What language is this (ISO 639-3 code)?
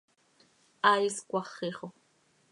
sei